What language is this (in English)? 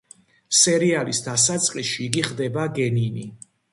Georgian